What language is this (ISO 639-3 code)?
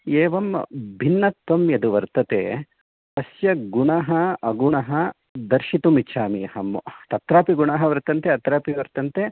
san